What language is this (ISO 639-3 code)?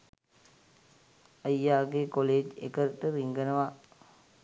sin